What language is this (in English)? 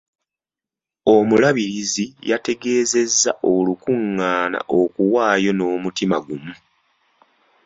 Ganda